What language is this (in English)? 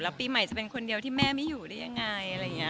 Thai